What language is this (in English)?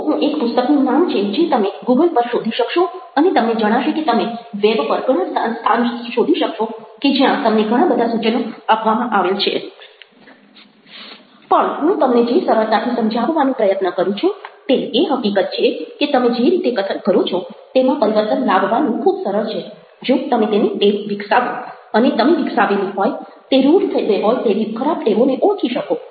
Gujarati